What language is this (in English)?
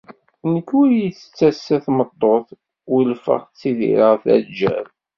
Kabyle